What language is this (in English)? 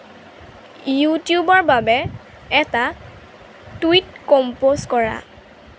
Assamese